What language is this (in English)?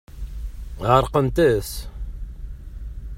Kabyle